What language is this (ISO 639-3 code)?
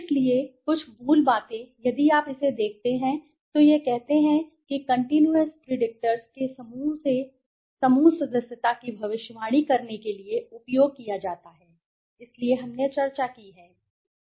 hin